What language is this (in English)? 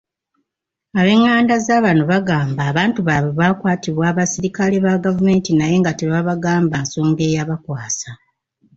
Ganda